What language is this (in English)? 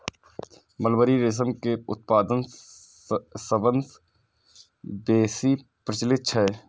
Maithili